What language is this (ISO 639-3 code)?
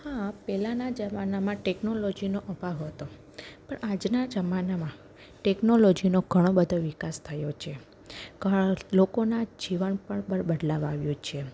guj